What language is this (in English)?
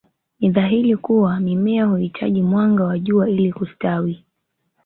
Swahili